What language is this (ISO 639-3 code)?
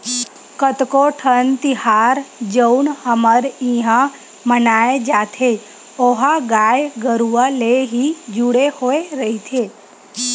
hne